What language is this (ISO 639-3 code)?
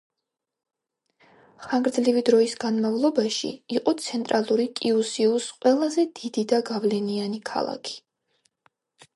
kat